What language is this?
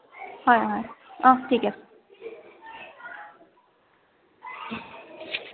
Assamese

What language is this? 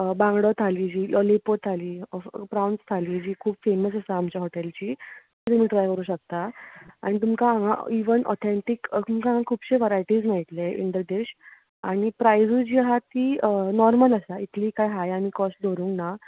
Konkani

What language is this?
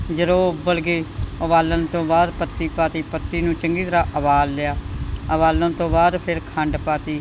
Punjabi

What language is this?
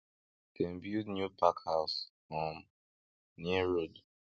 Nigerian Pidgin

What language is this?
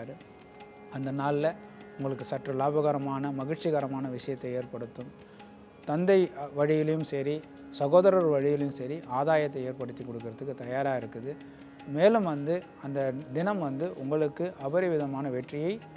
Romanian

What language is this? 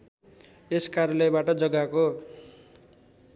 Nepali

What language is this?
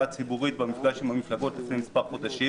Hebrew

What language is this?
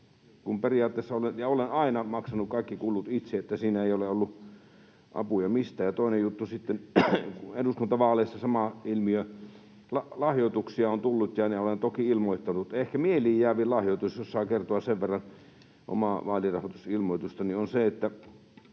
Finnish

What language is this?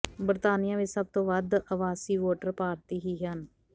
Punjabi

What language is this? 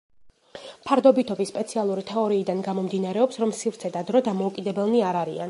Georgian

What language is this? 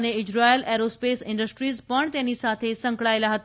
Gujarati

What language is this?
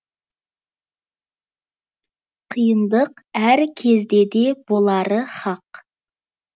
Kazakh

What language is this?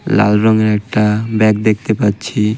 Bangla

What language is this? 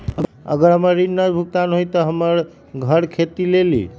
Magahi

